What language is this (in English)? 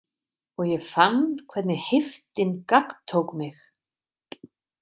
Icelandic